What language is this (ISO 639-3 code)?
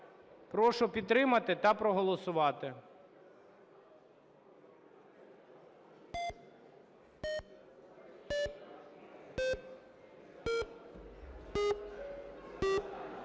ukr